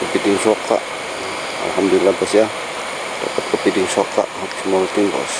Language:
Indonesian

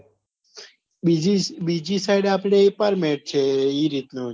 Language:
Gujarati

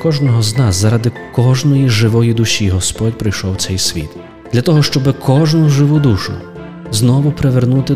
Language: Ukrainian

